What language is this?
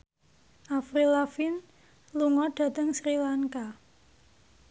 Javanese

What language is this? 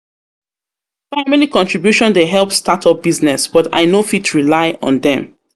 Nigerian Pidgin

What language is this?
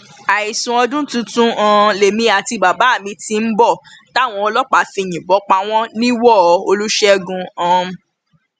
Yoruba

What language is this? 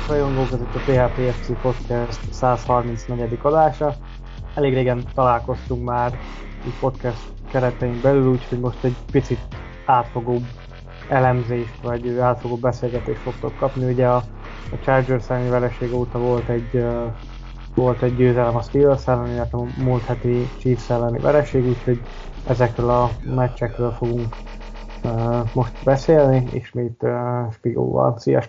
Hungarian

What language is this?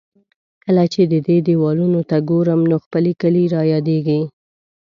Pashto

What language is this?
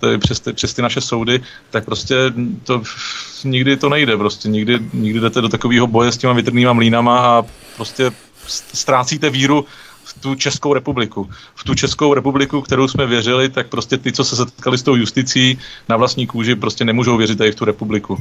Czech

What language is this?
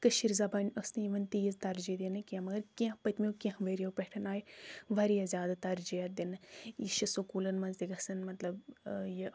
Kashmiri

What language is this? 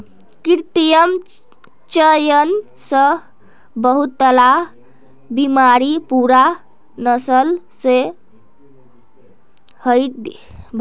Magahi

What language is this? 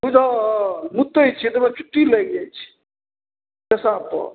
Maithili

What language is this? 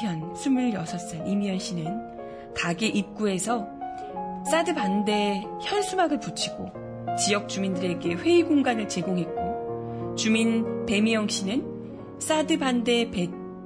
Korean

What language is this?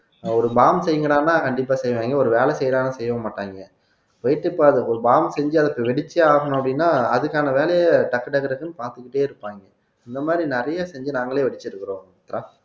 Tamil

